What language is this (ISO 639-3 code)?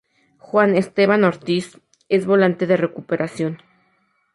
spa